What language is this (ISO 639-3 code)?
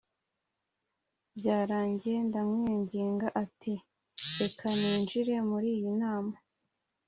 kin